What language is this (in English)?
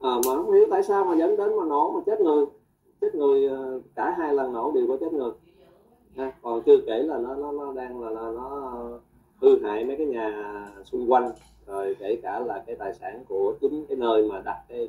Vietnamese